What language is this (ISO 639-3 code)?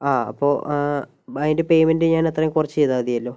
mal